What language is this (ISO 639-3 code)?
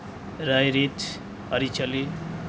sat